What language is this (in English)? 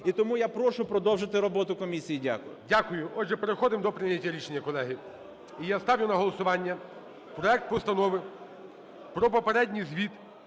Ukrainian